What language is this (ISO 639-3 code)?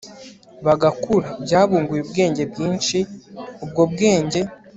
kin